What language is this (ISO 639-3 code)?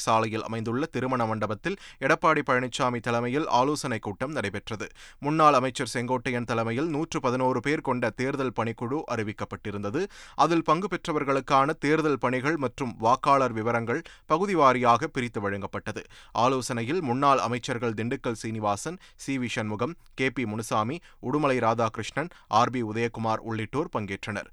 tam